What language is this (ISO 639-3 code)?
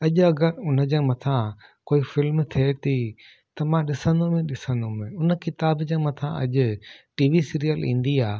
snd